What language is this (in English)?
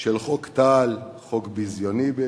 Hebrew